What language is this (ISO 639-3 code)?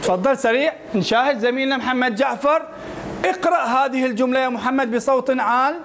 ara